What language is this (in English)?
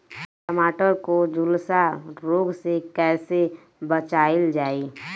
Bhojpuri